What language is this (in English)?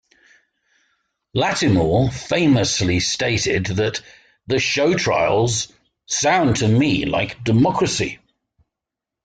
English